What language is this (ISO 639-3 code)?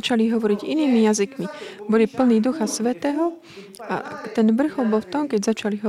slk